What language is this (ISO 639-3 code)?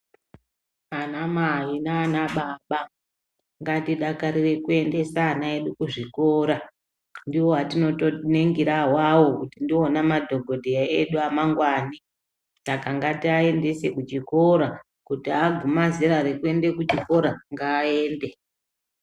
ndc